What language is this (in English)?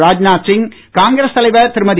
Tamil